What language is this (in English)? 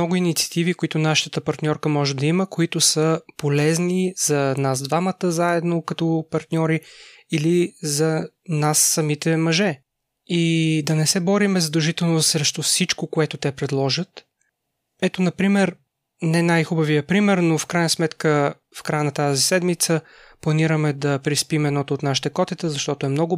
Bulgarian